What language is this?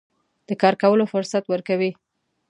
Pashto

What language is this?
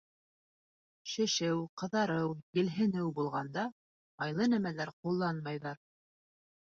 Bashkir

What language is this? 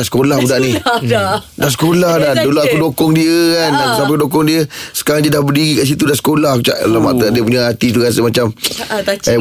Malay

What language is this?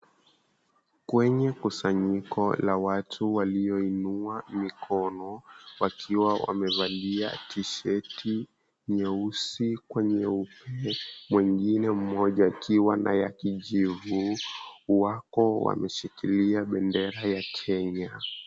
Swahili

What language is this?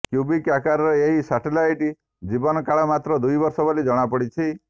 Odia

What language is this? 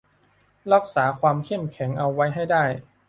Thai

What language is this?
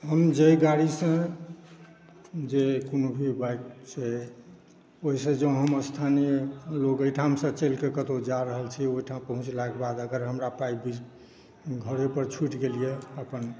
Maithili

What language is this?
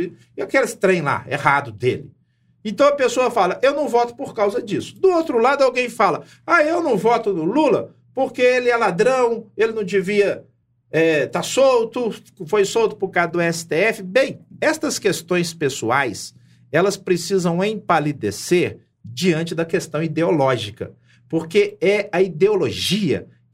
Portuguese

